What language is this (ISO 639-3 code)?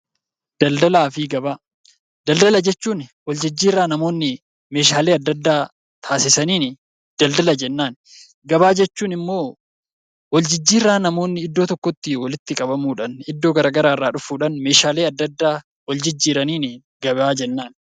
orm